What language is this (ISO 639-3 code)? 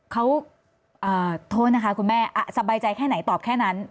tha